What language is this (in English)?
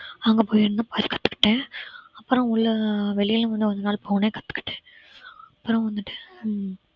Tamil